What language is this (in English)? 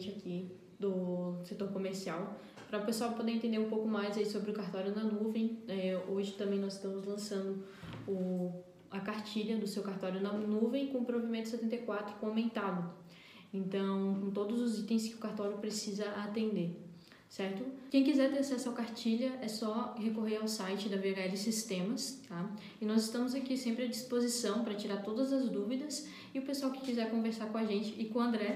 Portuguese